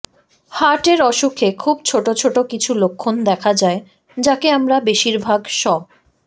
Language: Bangla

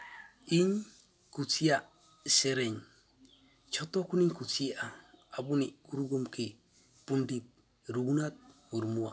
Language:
Santali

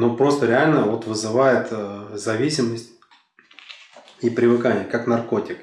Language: Russian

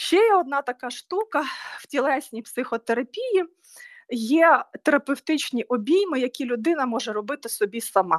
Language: Ukrainian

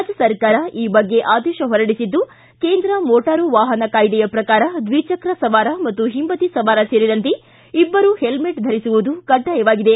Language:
Kannada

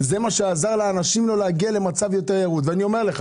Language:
Hebrew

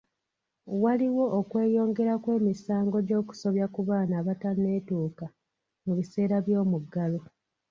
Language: Ganda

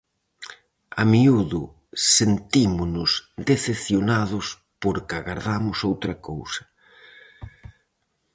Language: Galician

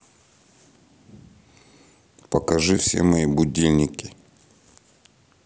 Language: Russian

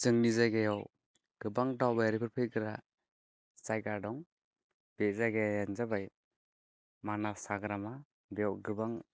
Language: Bodo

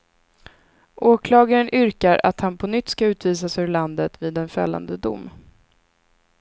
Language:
Swedish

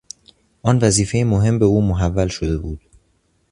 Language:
Persian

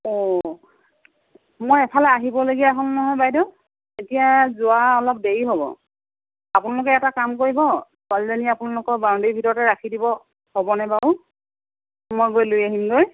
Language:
Assamese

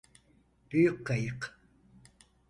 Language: Turkish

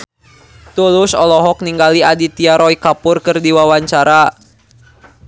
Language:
Sundanese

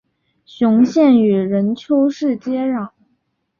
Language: Chinese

